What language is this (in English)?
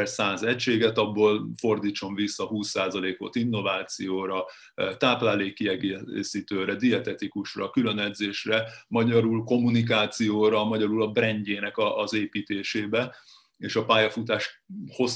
Hungarian